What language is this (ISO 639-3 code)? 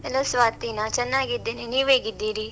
kan